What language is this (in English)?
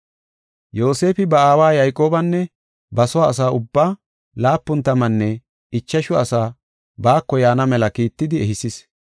Gofa